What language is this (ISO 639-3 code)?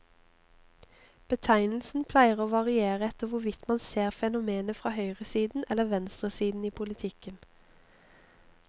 nor